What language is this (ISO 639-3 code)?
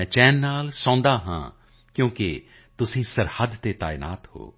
pan